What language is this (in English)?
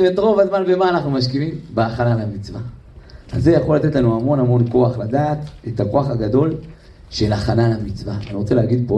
Hebrew